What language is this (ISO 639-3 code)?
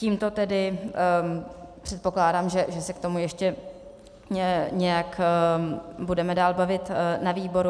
ces